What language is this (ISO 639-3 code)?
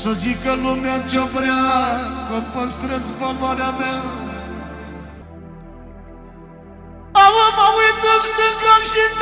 ron